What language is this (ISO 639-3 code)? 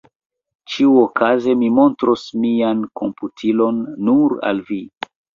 epo